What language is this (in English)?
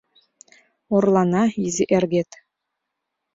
Mari